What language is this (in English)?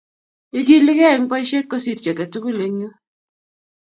Kalenjin